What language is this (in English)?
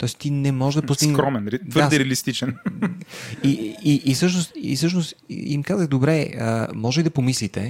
Bulgarian